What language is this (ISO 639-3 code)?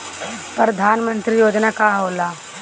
bho